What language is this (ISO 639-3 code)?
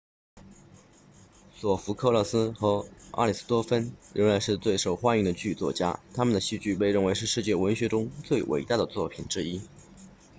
zho